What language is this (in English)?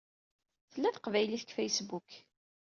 Kabyle